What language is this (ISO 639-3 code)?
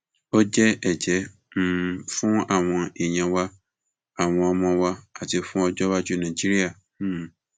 yor